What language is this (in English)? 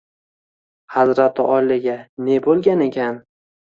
Uzbek